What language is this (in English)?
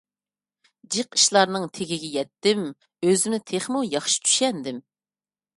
Uyghur